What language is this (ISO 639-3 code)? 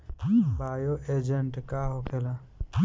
bho